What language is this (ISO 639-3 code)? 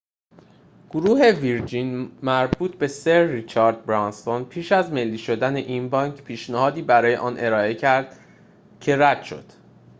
fas